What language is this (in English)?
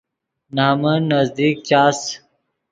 Yidgha